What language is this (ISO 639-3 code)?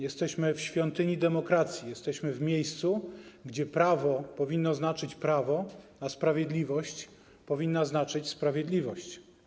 pol